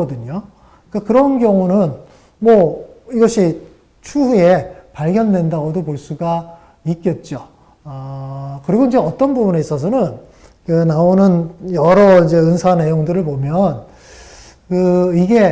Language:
Korean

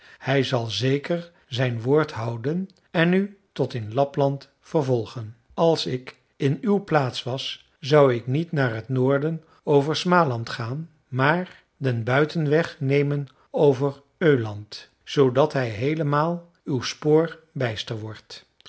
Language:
Dutch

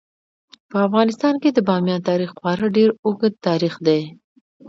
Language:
Pashto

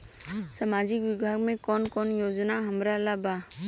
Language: Bhojpuri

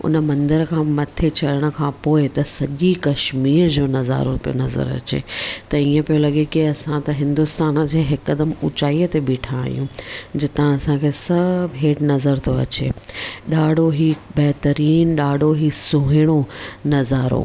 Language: Sindhi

